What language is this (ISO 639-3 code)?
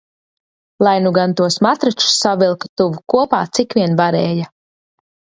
lav